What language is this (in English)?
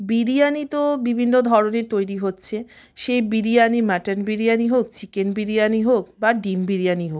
Bangla